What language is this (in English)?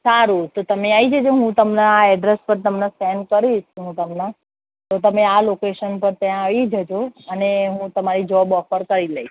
Gujarati